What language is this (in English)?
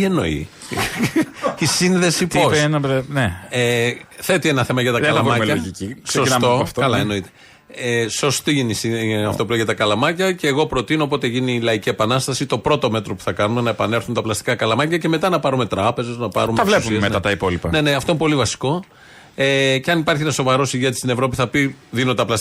Greek